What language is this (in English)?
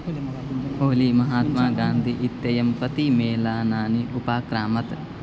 Sanskrit